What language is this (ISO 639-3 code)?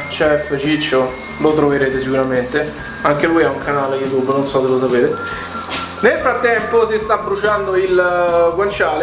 ita